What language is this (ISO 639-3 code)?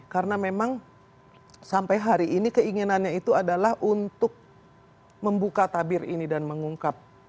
ind